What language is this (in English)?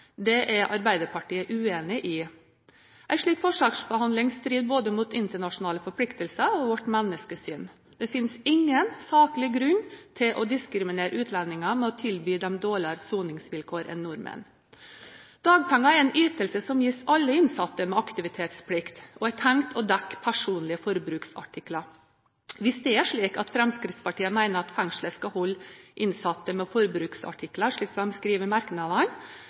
Norwegian Bokmål